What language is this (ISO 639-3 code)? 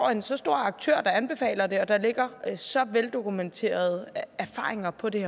dan